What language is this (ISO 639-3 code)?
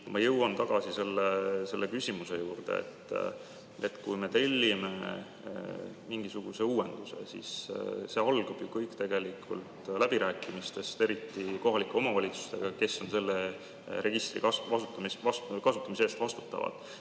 est